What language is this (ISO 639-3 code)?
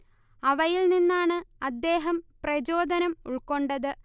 mal